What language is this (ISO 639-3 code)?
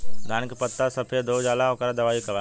bho